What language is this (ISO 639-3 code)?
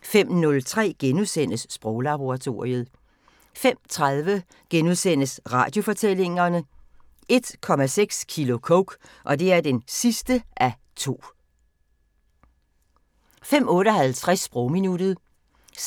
dan